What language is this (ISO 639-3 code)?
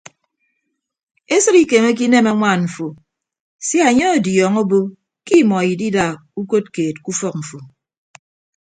ibb